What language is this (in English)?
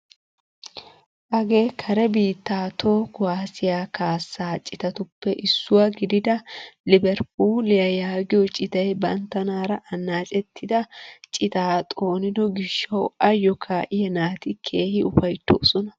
Wolaytta